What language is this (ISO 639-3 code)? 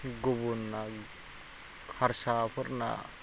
brx